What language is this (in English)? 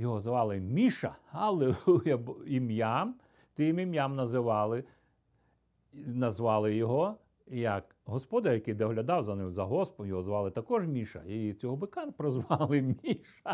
Ukrainian